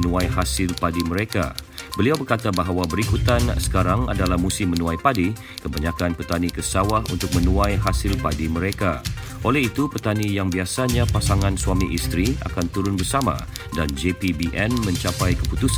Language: Malay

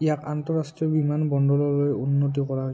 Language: Assamese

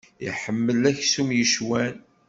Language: Kabyle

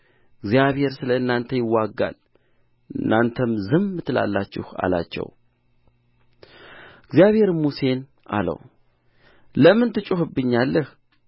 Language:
Amharic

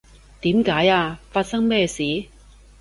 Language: Cantonese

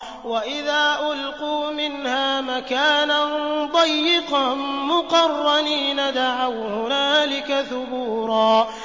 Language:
Arabic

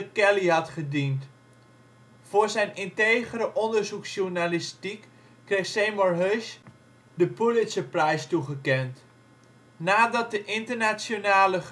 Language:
Dutch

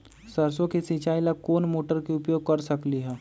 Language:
Magahi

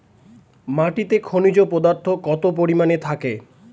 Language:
Bangla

